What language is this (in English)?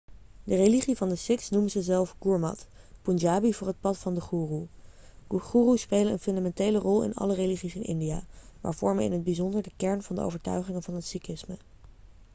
Dutch